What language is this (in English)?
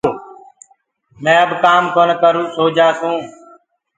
Gurgula